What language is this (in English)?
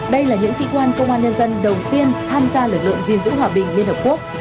Vietnamese